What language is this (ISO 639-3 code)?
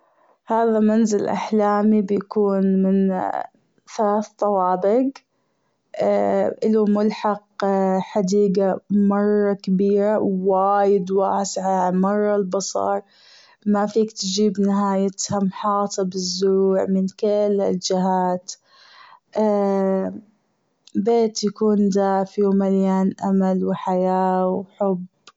afb